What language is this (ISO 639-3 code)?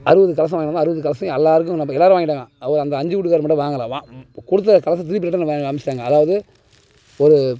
tam